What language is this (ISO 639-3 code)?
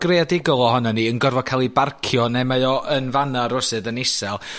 cym